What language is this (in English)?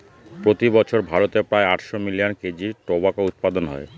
Bangla